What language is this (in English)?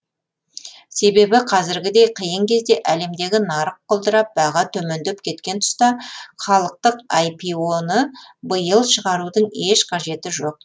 Kazakh